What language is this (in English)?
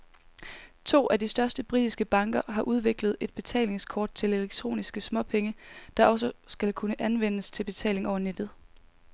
Danish